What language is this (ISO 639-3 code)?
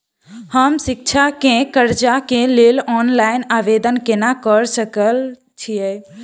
mai